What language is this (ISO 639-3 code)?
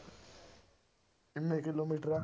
pan